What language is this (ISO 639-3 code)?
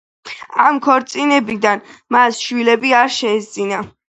kat